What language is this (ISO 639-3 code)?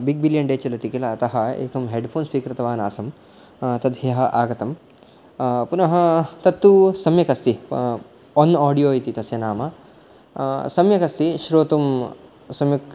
san